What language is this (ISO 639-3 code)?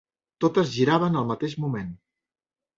cat